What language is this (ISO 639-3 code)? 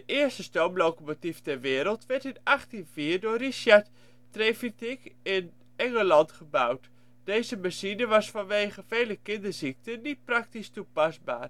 nld